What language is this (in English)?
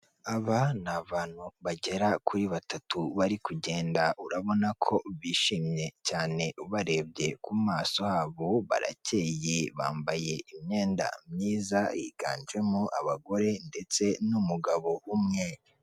Kinyarwanda